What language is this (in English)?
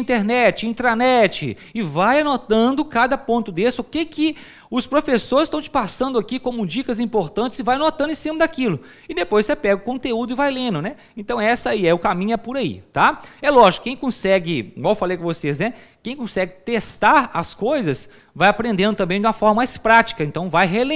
Portuguese